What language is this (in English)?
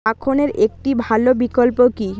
Bangla